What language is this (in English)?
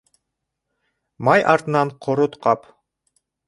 Bashkir